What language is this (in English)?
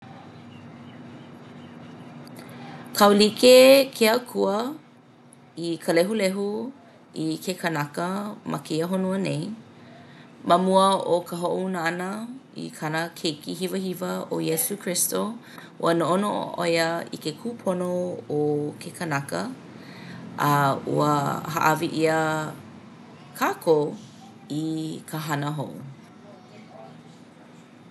Hawaiian